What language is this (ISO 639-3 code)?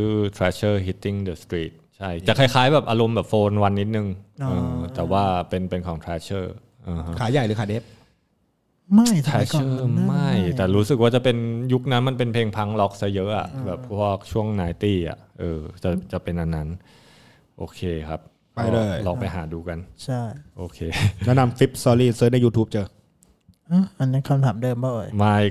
tha